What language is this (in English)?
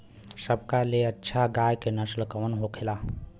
Bhojpuri